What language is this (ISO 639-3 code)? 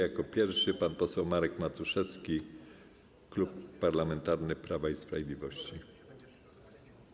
pol